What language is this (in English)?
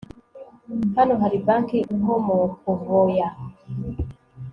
Kinyarwanda